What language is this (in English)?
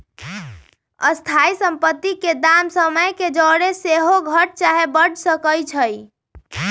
Magahi